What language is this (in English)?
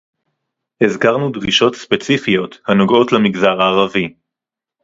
Hebrew